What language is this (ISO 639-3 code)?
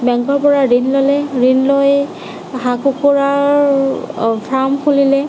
asm